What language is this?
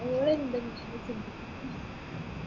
Malayalam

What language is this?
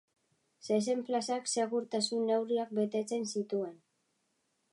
Basque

